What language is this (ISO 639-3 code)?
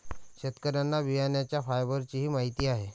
mar